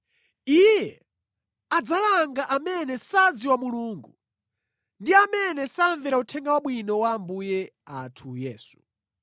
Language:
Nyanja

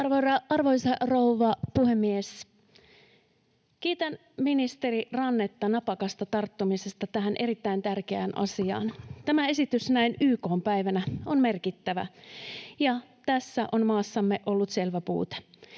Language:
Finnish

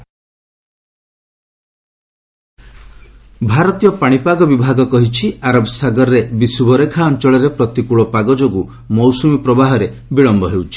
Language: Odia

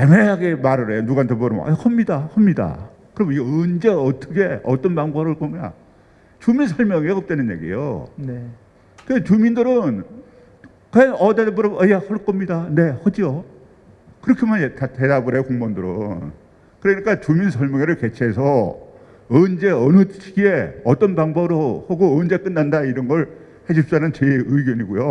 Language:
Korean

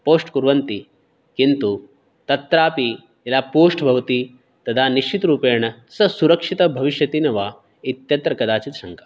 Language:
Sanskrit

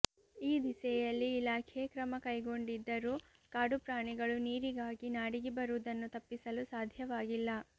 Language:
Kannada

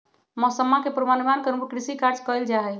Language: Magahi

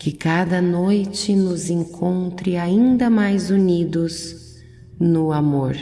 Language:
Portuguese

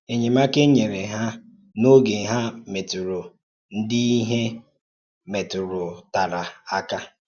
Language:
Igbo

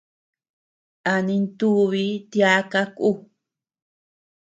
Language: Tepeuxila Cuicatec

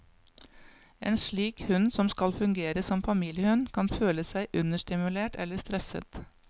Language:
Norwegian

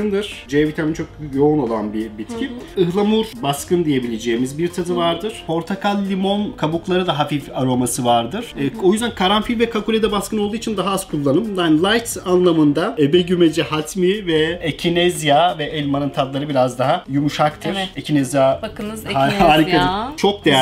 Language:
Turkish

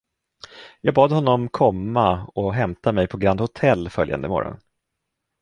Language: Swedish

